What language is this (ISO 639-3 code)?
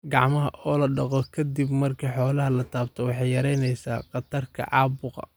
som